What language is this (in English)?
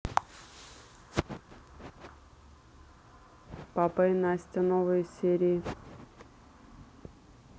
Russian